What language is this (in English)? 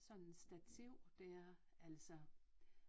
Danish